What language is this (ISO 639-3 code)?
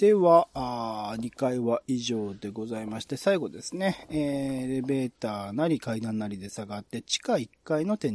jpn